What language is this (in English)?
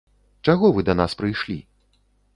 Belarusian